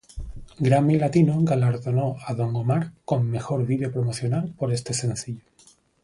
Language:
Spanish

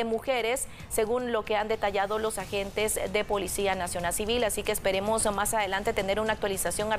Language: Spanish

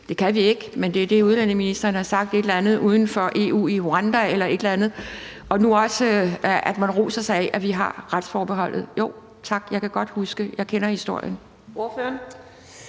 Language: Danish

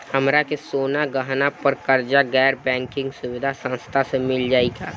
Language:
Bhojpuri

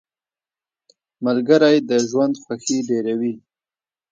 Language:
Pashto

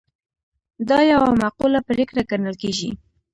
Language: Pashto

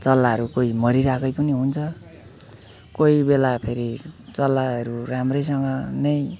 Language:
Nepali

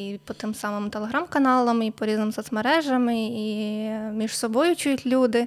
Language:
Ukrainian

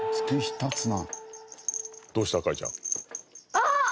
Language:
Japanese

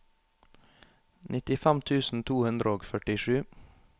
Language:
Norwegian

